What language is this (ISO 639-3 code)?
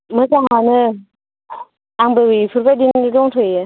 brx